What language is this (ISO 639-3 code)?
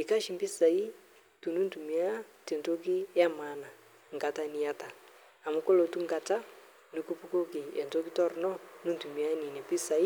mas